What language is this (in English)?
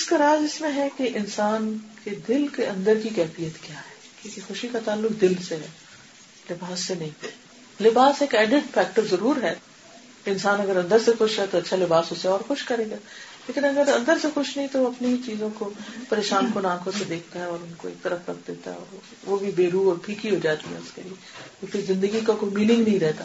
Urdu